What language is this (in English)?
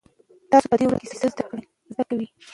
Pashto